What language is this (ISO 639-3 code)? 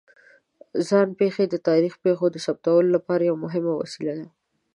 pus